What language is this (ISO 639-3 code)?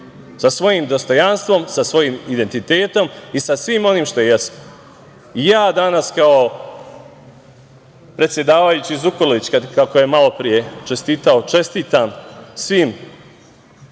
srp